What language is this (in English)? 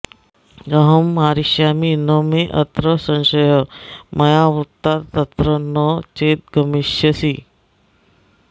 Sanskrit